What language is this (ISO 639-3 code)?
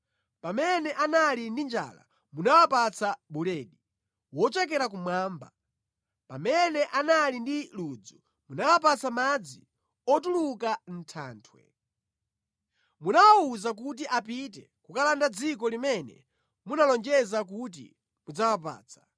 nya